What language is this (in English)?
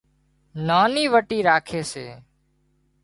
Wadiyara Koli